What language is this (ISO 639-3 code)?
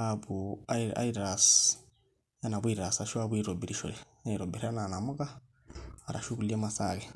mas